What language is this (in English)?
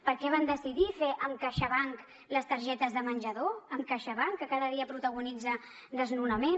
Catalan